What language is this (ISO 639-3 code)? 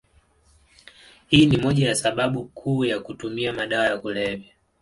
swa